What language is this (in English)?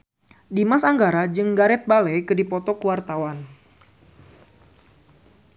Sundanese